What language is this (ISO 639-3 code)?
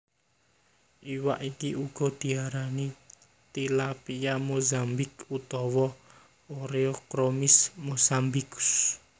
jav